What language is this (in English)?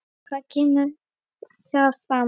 Icelandic